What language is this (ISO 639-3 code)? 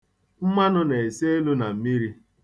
ibo